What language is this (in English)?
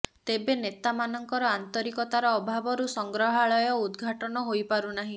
Odia